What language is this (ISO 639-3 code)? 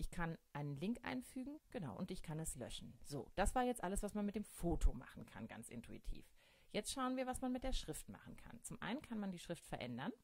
deu